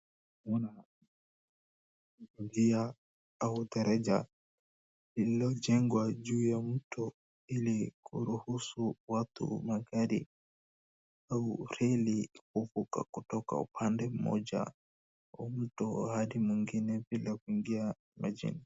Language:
Swahili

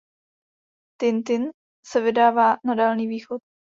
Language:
Czech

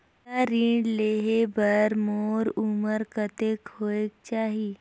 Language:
Chhattisgarhi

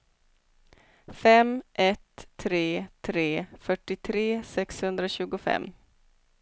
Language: Swedish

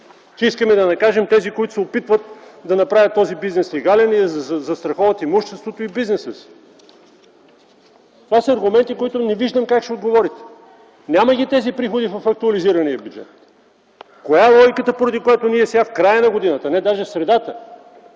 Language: Bulgarian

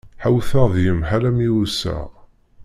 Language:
Kabyle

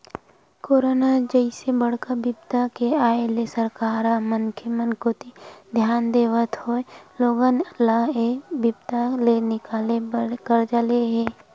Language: Chhattisgarhi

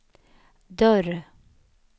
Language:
Swedish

